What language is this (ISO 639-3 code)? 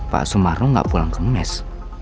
ind